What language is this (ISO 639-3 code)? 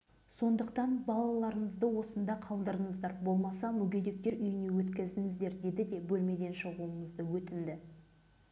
kaz